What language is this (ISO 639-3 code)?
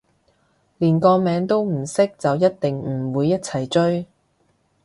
yue